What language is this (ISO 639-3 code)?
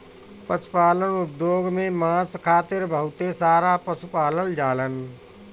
bho